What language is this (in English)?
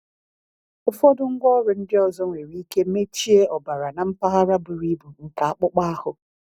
Igbo